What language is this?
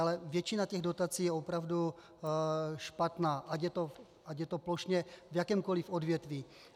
Czech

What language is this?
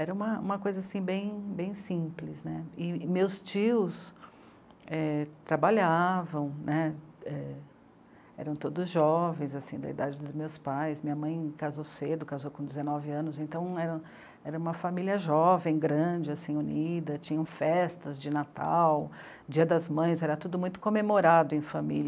Portuguese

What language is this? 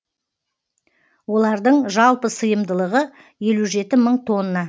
Kazakh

